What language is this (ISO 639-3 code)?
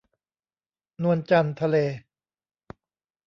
tha